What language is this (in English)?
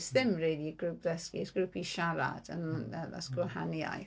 Welsh